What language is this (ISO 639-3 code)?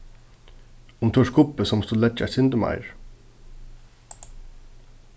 fao